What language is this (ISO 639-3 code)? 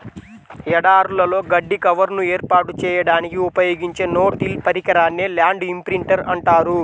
tel